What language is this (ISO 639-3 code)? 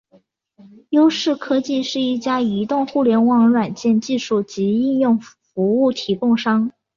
zho